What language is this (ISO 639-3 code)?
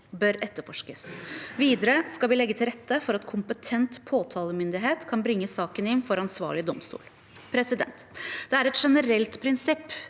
nor